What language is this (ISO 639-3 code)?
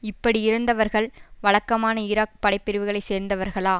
tam